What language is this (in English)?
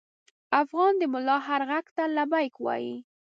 Pashto